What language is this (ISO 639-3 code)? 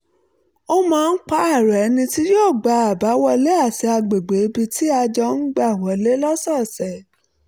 yor